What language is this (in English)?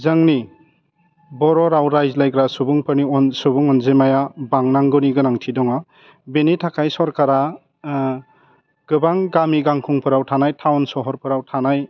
Bodo